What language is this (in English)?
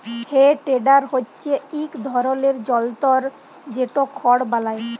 Bangla